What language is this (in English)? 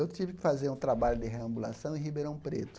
Portuguese